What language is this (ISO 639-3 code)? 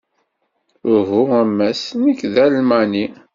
kab